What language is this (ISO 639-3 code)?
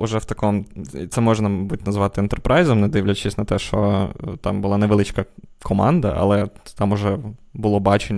ukr